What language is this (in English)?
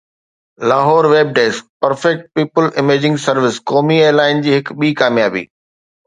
Sindhi